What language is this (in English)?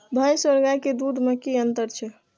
Maithili